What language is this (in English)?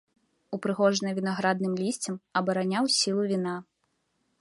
Belarusian